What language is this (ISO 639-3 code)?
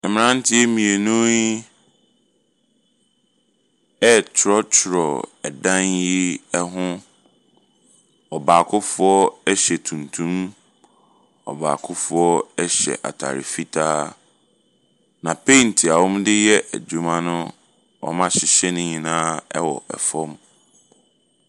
aka